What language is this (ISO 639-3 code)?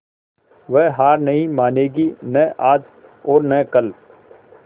hin